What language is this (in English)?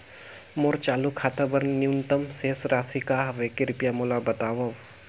Chhattisgarhi